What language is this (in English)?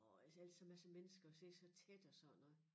Danish